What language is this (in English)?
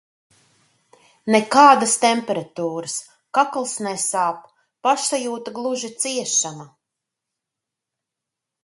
Latvian